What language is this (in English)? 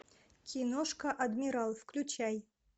Russian